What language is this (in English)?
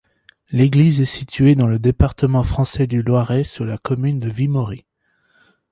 French